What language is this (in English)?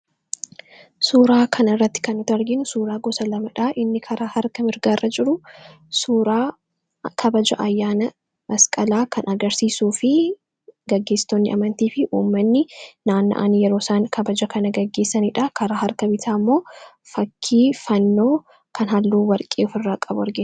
Oromo